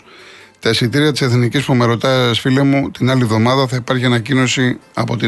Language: Greek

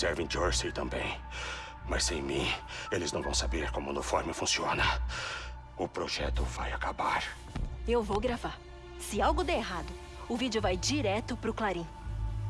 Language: Portuguese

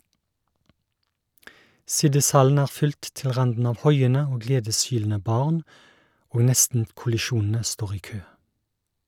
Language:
Norwegian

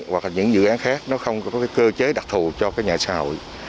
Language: Vietnamese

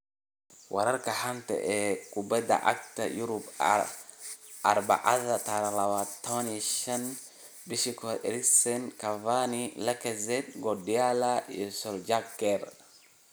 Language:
Somali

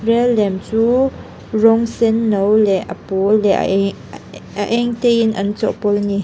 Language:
Mizo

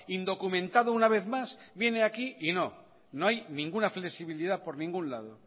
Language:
Spanish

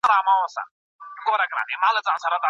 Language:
Pashto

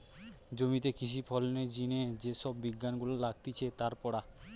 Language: Bangla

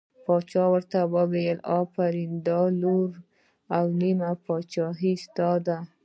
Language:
Pashto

